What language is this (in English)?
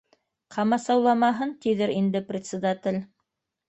Bashkir